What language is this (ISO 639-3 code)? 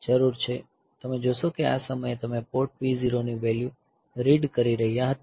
guj